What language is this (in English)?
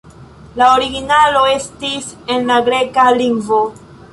Esperanto